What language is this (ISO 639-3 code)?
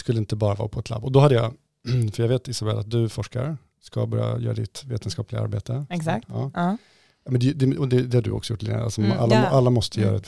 swe